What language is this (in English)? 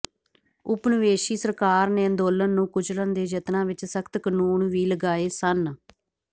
Punjabi